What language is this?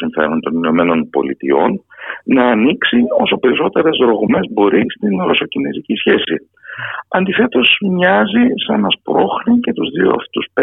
Greek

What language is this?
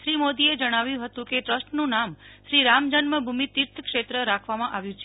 Gujarati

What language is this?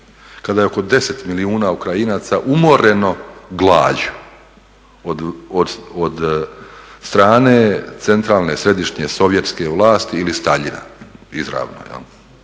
Croatian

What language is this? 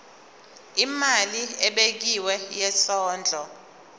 Zulu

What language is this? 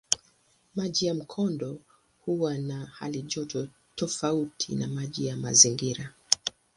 Swahili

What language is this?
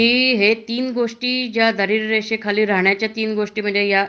Marathi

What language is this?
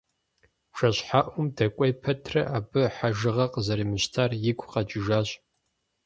Kabardian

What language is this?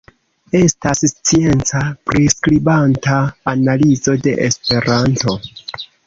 Esperanto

